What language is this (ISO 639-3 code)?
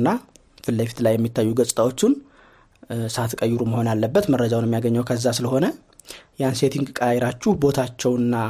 amh